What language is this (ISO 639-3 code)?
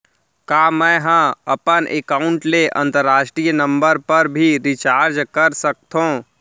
hne